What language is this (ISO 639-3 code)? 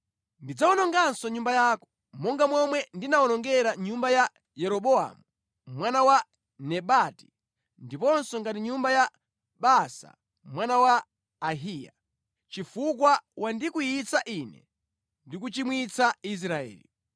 nya